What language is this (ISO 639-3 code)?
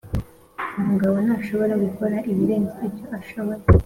kin